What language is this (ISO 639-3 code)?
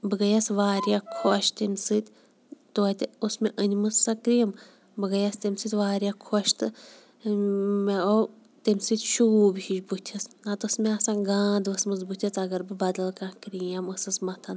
kas